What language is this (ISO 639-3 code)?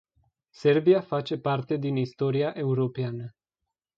ron